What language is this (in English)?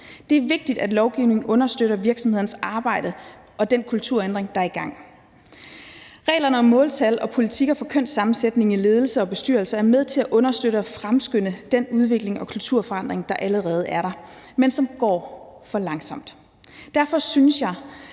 Danish